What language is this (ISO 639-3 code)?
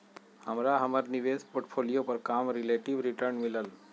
mag